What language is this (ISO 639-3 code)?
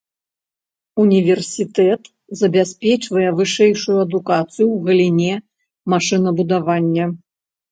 bel